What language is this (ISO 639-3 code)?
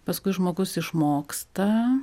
lit